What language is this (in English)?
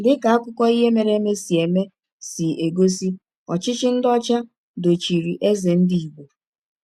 Igbo